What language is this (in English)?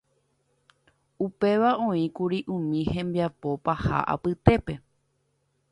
Guarani